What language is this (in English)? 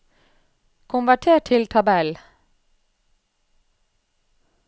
Norwegian